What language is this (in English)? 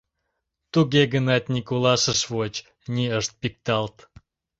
Mari